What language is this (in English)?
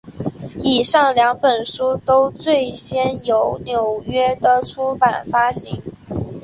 Chinese